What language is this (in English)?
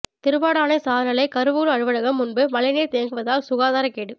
Tamil